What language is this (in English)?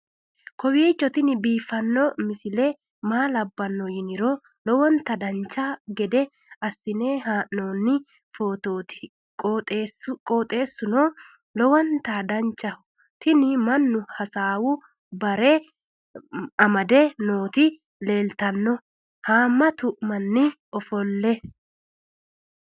Sidamo